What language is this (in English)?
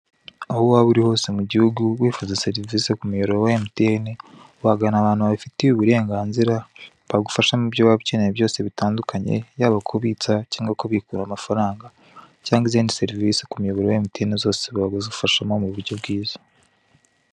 Kinyarwanda